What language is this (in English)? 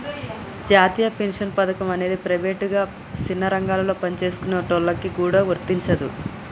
Telugu